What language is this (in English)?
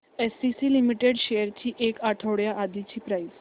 Marathi